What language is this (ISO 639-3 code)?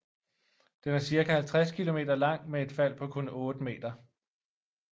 dan